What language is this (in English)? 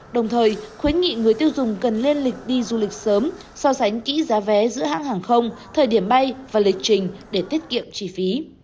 Vietnamese